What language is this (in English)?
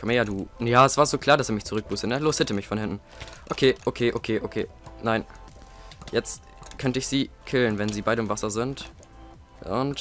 German